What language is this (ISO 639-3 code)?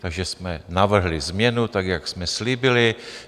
ces